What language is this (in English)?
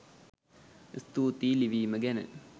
Sinhala